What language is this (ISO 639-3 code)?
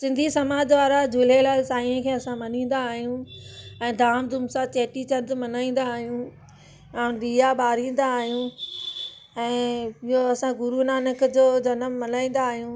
snd